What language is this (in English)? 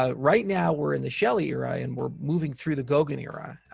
English